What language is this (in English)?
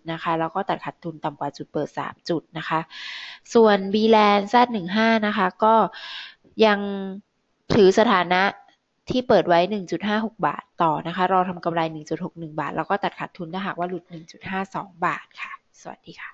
Thai